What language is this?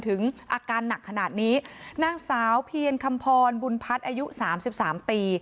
Thai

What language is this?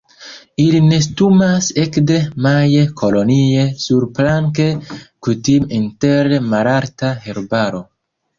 Esperanto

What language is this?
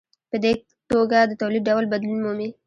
Pashto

